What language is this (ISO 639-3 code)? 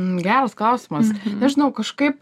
lit